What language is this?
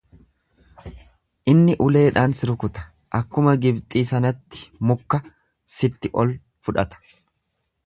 Oromo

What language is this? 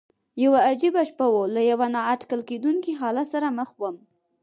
Pashto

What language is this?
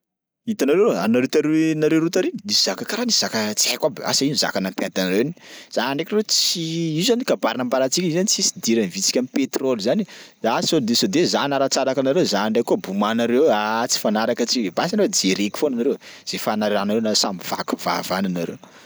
Sakalava Malagasy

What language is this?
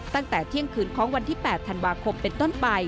Thai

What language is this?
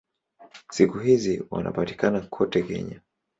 Swahili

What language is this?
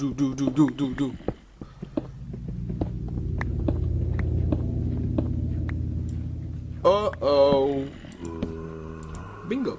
French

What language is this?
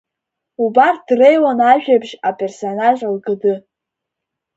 Abkhazian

